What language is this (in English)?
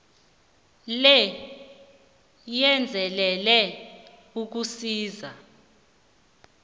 South Ndebele